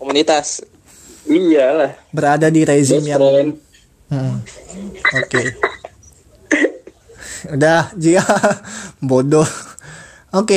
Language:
Indonesian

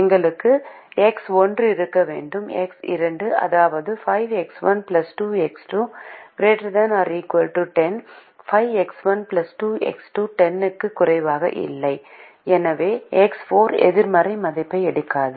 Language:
Tamil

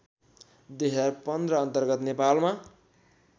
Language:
Nepali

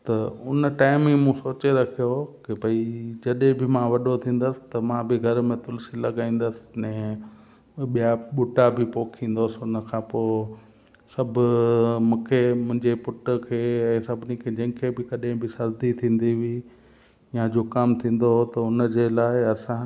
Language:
Sindhi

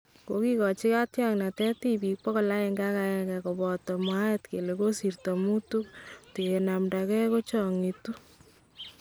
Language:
Kalenjin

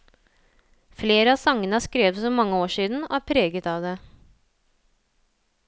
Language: Norwegian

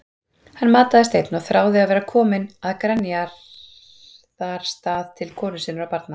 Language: Icelandic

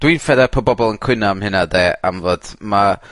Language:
Welsh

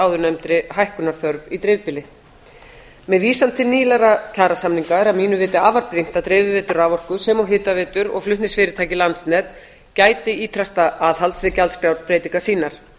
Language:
Icelandic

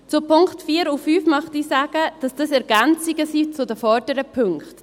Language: Swiss German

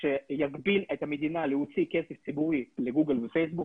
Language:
Hebrew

